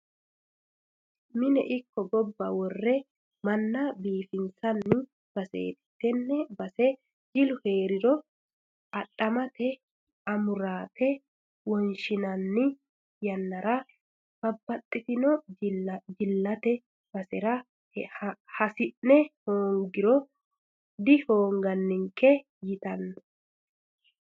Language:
Sidamo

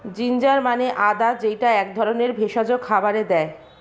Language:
Bangla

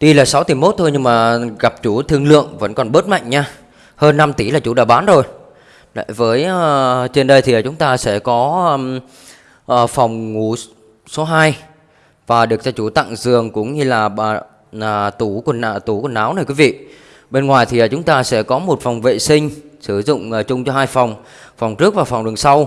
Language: Vietnamese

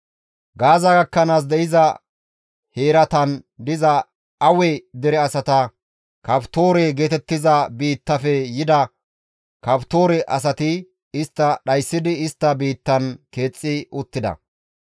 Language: Gamo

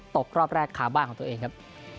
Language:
Thai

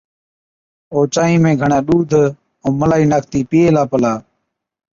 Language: Od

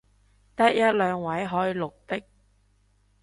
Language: Cantonese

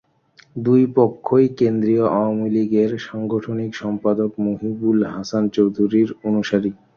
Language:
Bangla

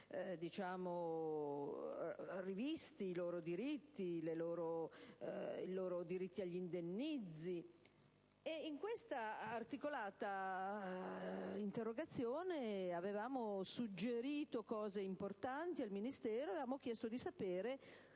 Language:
Italian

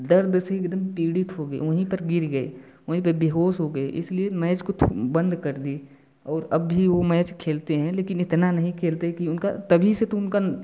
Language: Hindi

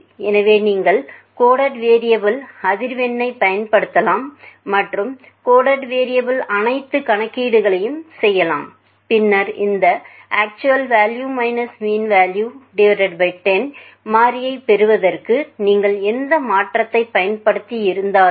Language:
Tamil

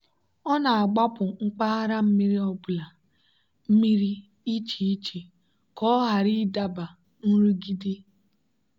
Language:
Igbo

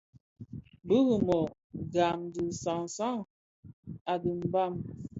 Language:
Bafia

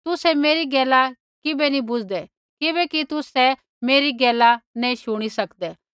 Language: Kullu Pahari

